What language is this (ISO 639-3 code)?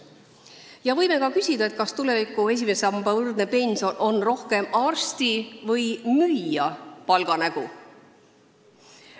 est